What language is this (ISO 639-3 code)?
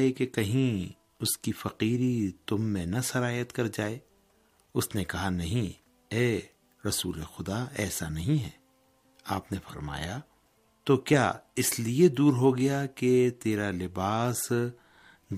urd